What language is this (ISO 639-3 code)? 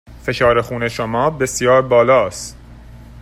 fas